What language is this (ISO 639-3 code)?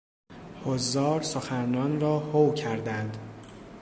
fas